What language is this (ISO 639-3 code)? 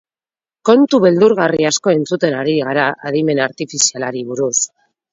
eus